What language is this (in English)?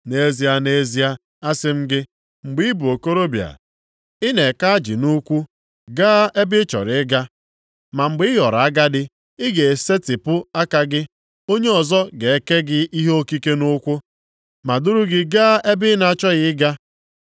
Igbo